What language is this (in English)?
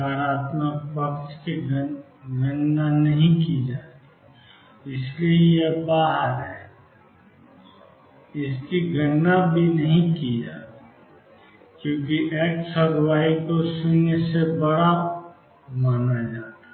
Hindi